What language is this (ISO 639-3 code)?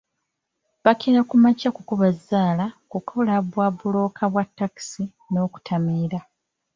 lug